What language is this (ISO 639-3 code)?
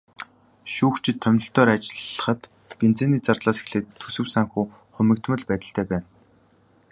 mon